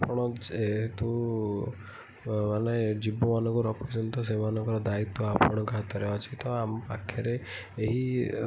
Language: Odia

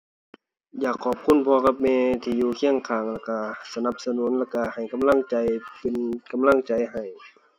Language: Thai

